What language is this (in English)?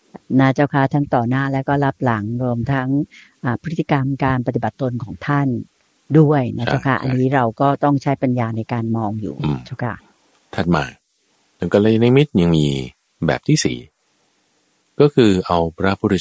Thai